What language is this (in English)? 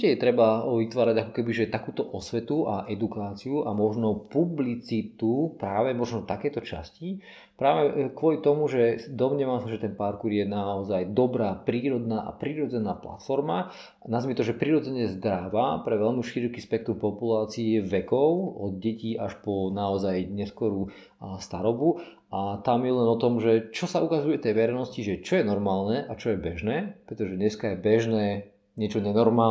Slovak